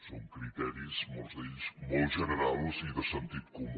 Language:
Catalan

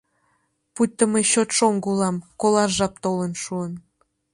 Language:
Mari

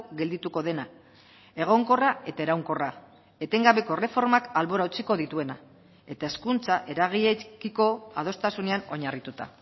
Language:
Basque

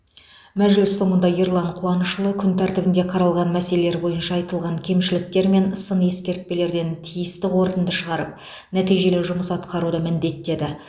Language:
Kazakh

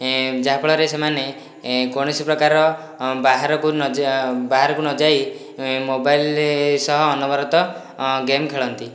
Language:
Odia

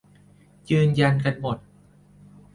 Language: Thai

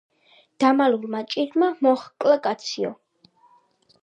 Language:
Georgian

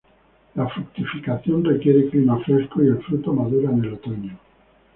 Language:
Spanish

